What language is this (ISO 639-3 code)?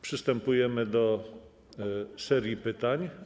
pol